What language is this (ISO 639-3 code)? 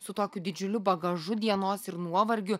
lit